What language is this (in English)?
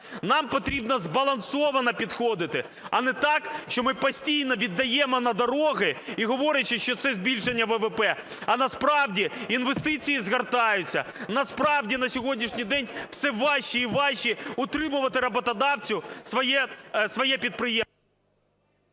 Ukrainian